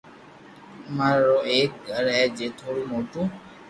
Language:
Loarki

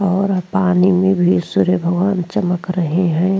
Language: Hindi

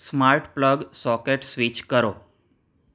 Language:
Gujarati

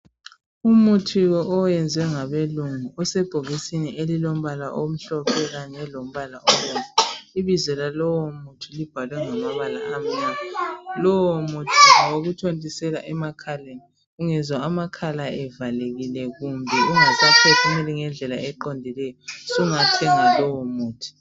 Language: North Ndebele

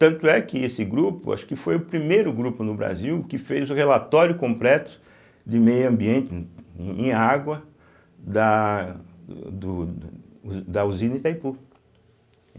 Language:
Portuguese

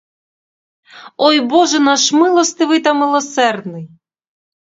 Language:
Ukrainian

